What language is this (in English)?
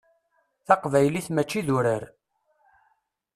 Kabyle